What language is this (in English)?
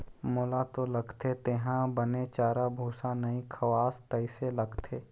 Chhattisgarhi